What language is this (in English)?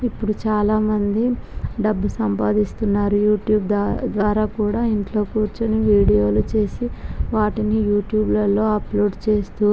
Telugu